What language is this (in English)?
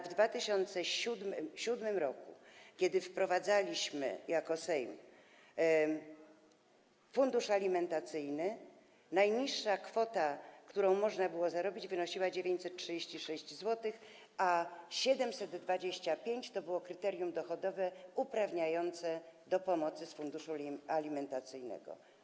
Polish